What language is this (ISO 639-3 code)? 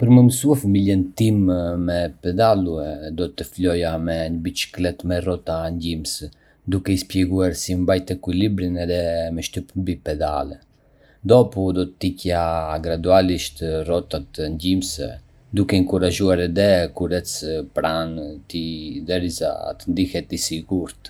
aae